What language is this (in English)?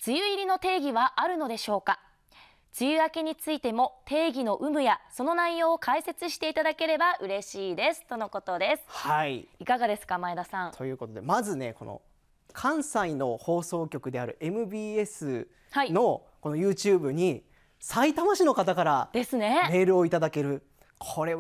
Japanese